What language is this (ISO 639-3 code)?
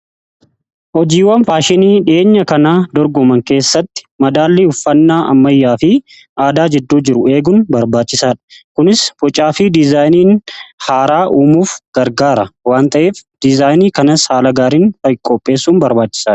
orm